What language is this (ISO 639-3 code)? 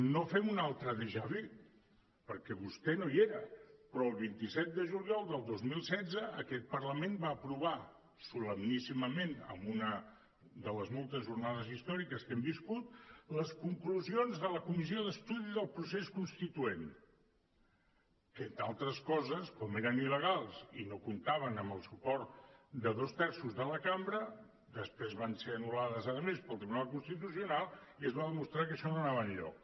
cat